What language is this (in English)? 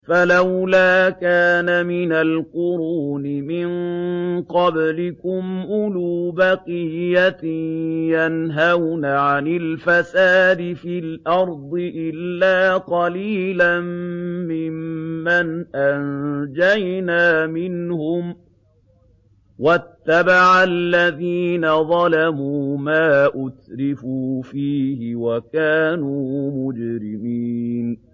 Arabic